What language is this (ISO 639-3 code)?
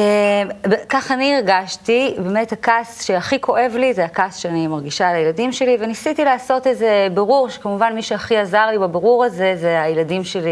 heb